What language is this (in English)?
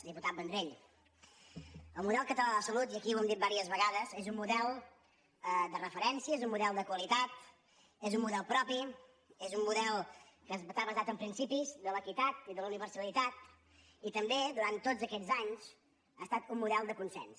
Catalan